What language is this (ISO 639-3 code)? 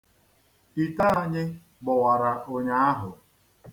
ibo